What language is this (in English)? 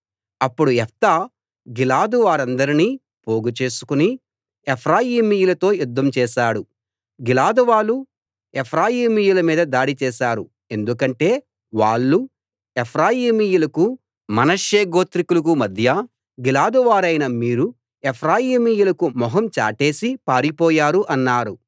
Telugu